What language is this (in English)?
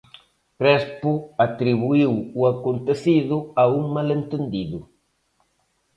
Galician